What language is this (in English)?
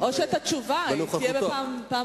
Hebrew